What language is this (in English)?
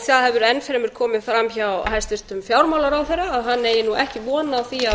Icelandic